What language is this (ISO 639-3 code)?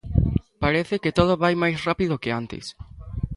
glg